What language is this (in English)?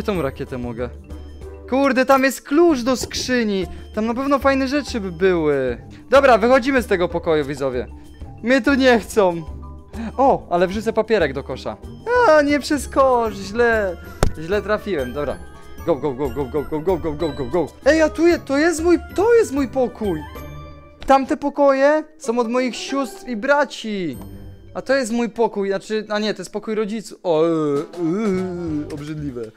Polish